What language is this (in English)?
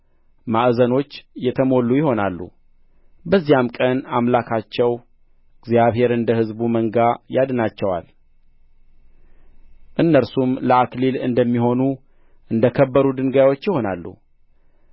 Amharic